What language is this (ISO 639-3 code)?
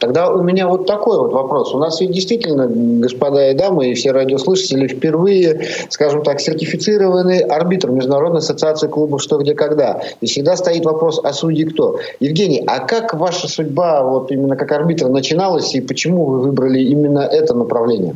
rus